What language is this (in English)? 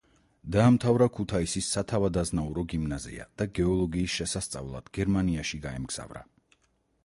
Georgian